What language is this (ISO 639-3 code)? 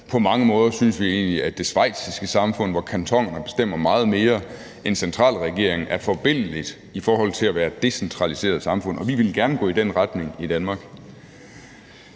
dan